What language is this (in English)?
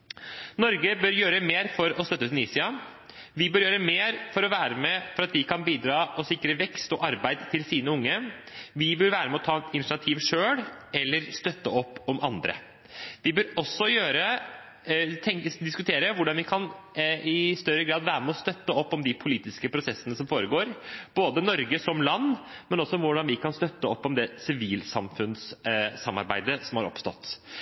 Norwegian Bokmål